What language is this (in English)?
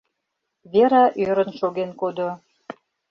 Mari